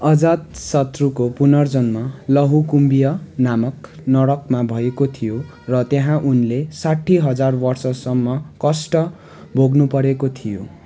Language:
Nepali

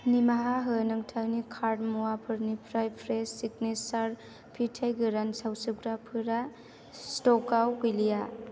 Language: Bodo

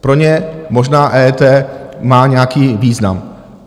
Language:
Czech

